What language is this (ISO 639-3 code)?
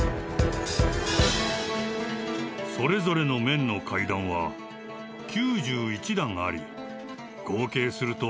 jpn